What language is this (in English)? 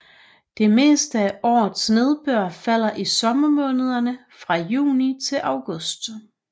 Danish